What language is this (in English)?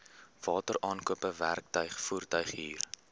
Afrikaans